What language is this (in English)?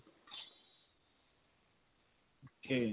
Punjabi